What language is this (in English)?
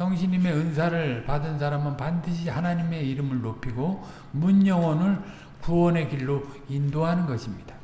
Korean